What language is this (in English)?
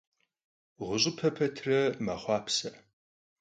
Kabardian